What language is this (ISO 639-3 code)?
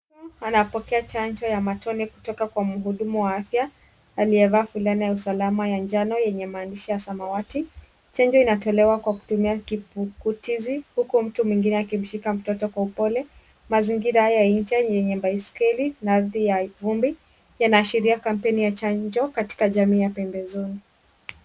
swa